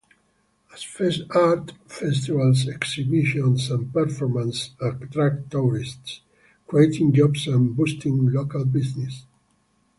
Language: English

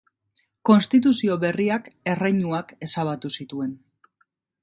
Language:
Basque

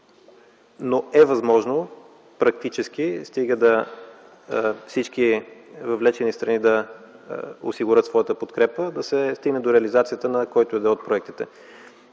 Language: Bulgarian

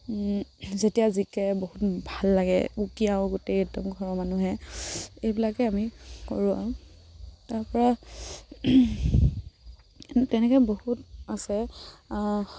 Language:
Assamese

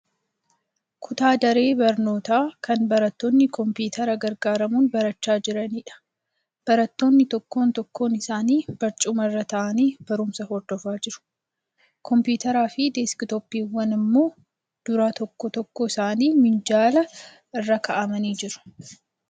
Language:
Oromo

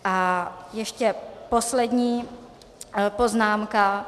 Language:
Czech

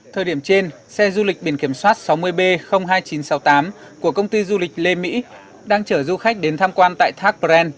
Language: Vietnamese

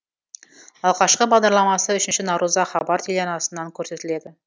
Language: Kazakh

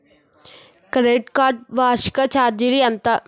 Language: Telugu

